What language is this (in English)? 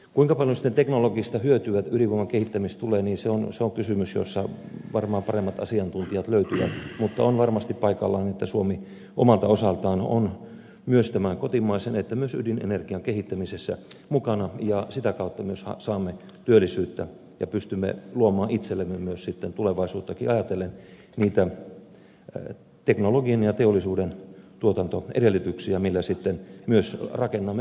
Finnish